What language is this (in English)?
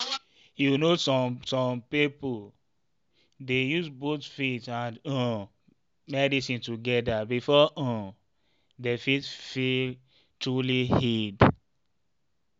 Nigerian Pidgin